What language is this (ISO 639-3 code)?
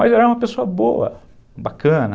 por